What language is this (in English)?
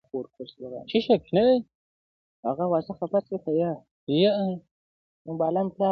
Pashto